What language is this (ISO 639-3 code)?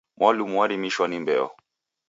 dav